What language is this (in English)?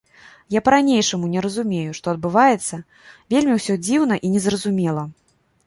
Belarusian